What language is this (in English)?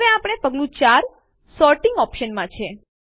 Gujarati